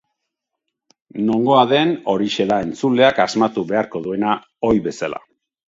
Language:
Basque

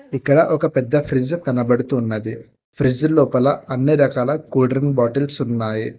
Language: Telugu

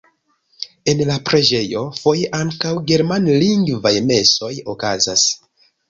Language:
Esperanto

